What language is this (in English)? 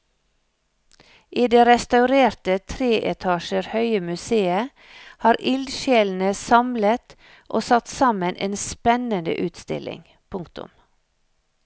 Norwegian